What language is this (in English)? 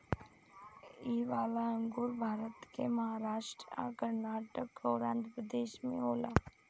Bhojpuri